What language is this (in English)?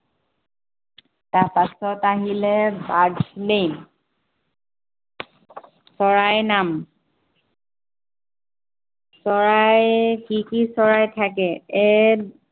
Assamese